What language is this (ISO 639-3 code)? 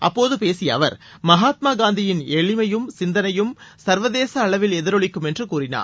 tam